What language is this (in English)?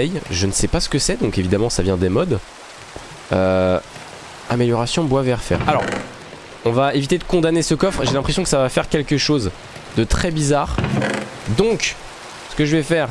French